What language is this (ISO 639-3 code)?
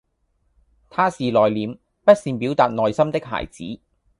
yue